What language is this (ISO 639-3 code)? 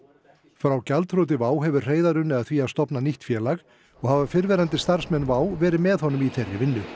isl